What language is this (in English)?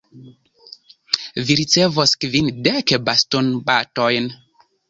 Esperanto